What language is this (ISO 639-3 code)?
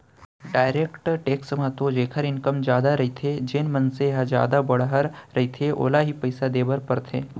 hne